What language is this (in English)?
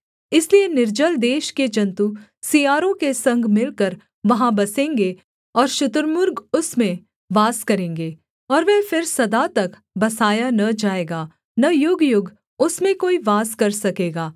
Hindi